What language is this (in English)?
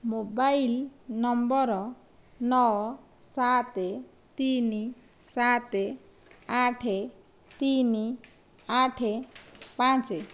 Odia